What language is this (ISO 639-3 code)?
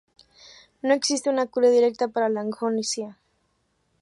spa